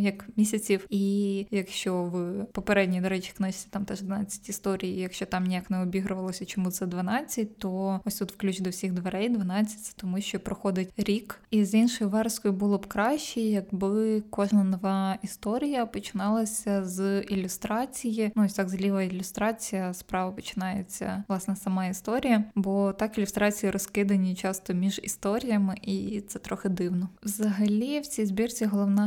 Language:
Ukrainian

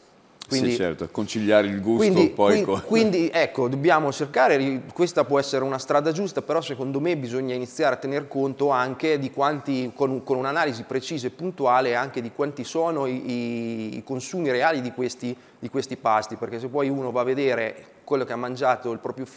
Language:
Italian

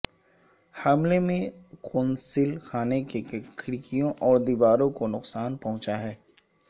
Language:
Urdu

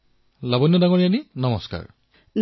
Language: Assamese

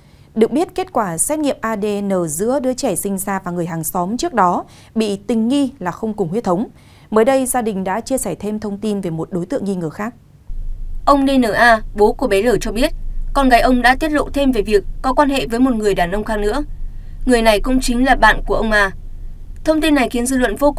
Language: Vietnamese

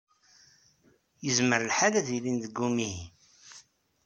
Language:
Kabyle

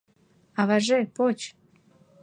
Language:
Mari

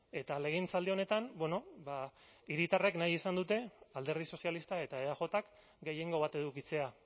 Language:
Basque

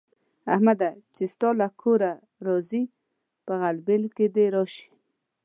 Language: Pashto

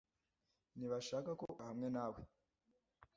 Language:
Kinyarwanda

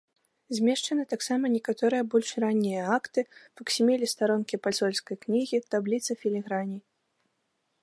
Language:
Belarusian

